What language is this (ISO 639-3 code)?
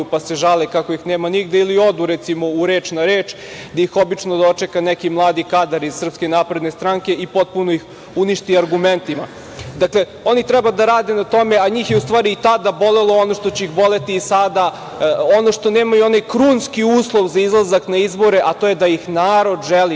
srp